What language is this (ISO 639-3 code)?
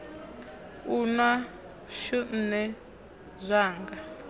ven